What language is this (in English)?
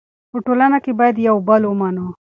Pashto